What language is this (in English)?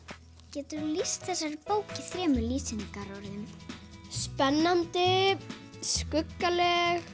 Icelandic